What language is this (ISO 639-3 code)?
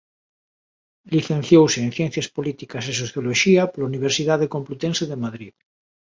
glg